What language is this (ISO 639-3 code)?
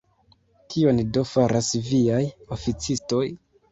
epo